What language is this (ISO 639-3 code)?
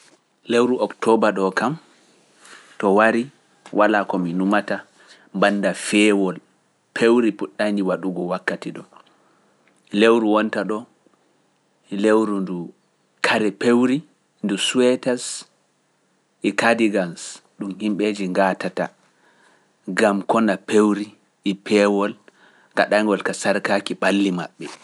fuf